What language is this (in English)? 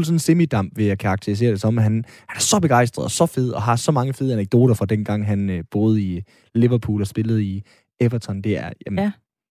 Danish